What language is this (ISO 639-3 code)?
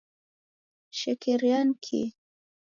dav